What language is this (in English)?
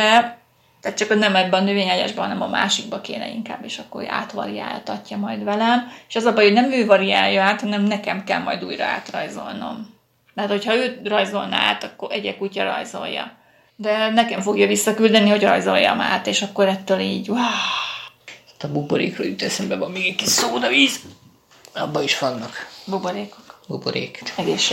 Hungarian